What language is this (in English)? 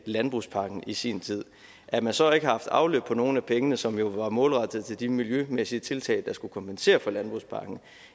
Danish